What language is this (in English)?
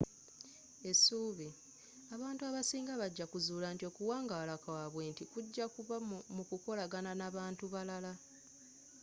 Ganda